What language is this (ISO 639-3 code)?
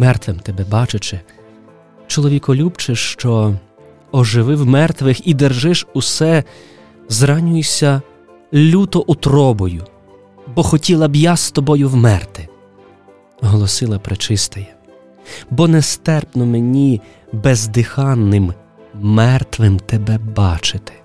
ukr